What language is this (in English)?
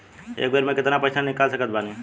Bhojpuri